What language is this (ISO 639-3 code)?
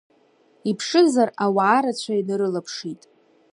abk